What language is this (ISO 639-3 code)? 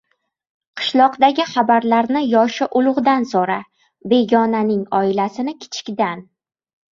uzb